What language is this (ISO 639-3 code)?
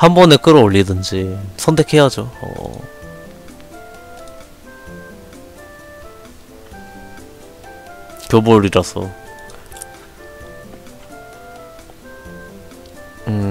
kor